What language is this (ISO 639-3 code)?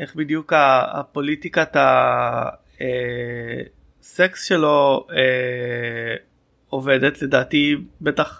heb